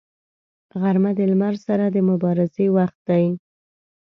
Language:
Pashto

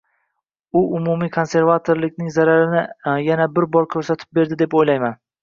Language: Uzbek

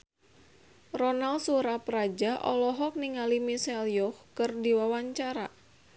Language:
Sundanese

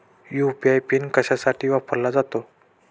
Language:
Marathi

